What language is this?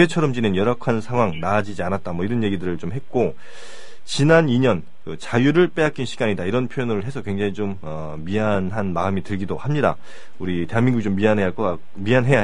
Korean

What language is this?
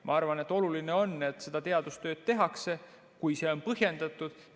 Estonian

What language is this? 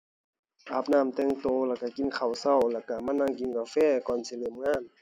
Thai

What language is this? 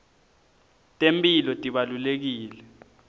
Swati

